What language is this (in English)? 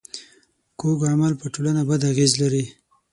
Pashto